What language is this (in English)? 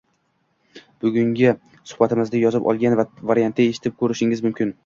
Uzbek